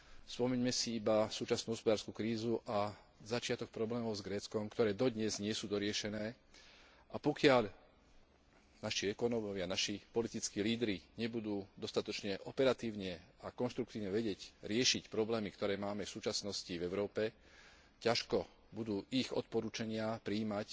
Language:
Slovak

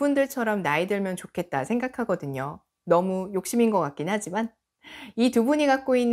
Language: Korean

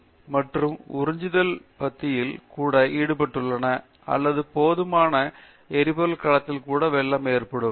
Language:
Tamil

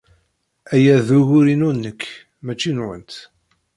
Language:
Kabyle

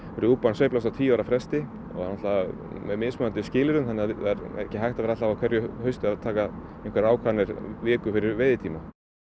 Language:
Icelandic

